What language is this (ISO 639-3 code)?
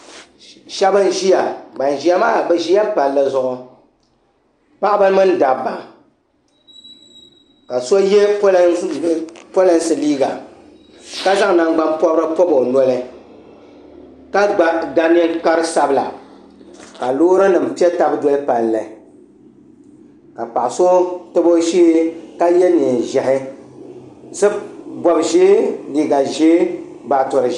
dag